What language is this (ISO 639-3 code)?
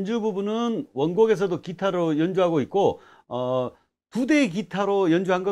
kor